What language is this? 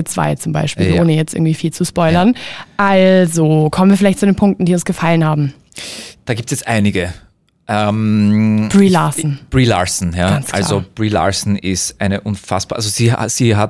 German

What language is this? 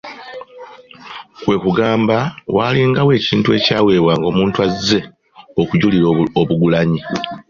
Ganda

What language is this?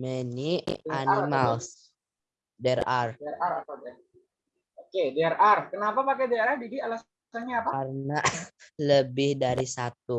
Indonesian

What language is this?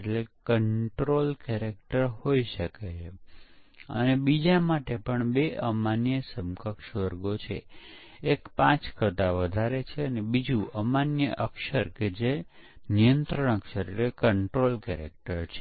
Gujarati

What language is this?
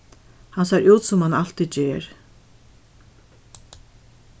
Faroese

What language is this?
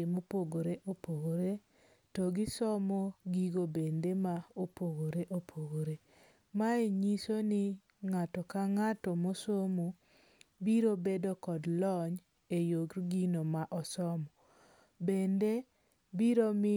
Luo (Kenya and Tanzania)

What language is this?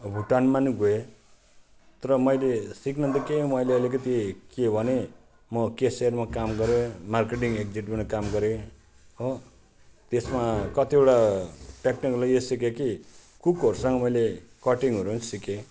Nepali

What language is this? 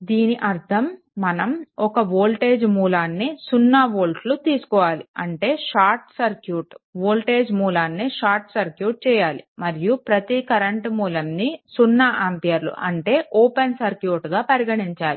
Telugu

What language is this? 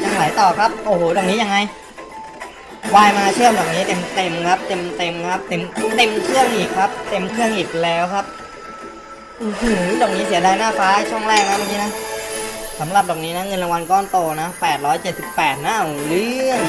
Thai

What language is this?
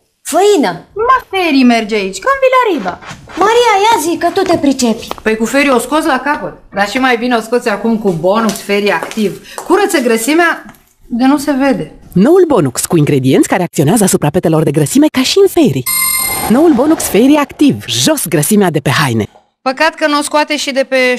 Romanian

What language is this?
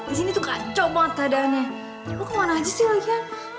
Indonesian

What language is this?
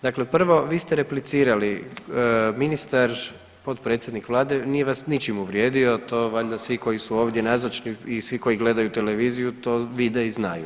Croatian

